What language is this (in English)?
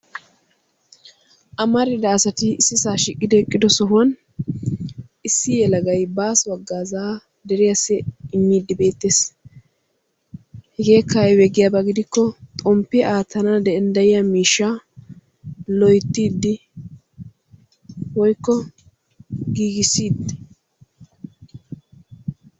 Wolaytta